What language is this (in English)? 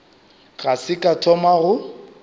Northern Sotho